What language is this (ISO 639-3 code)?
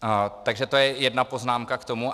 ces